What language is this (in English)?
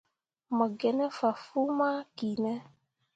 Mundang